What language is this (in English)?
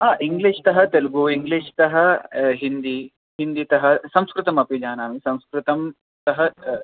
Sanskrit